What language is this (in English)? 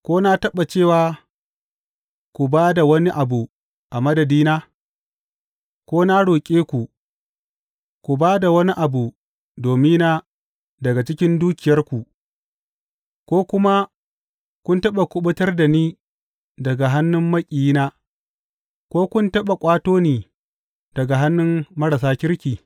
Hausa